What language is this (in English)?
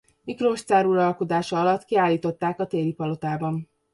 Hungarian